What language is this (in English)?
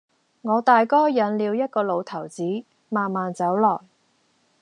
Cantonese